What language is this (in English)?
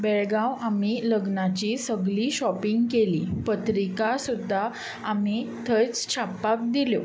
Konkani